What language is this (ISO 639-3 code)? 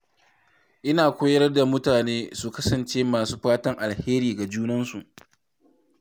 hau